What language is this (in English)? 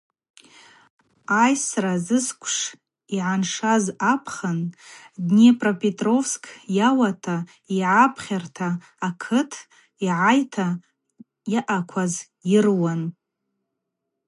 Abaza